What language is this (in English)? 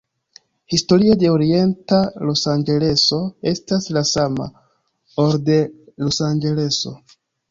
Esperanto